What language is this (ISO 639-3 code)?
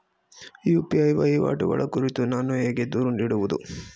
kan